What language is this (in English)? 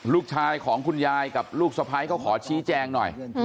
Thai